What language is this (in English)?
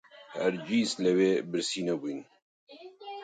Central Kurdish